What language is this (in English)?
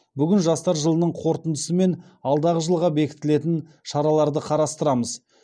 Kazakh